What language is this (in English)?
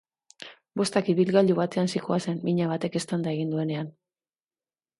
Basque